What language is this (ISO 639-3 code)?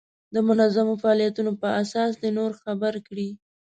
pus